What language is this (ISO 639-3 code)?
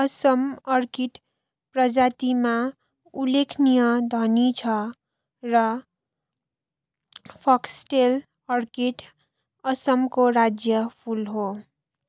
nep